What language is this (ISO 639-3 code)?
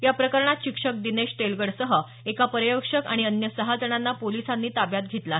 mar